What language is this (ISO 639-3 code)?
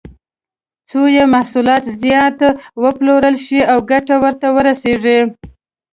pus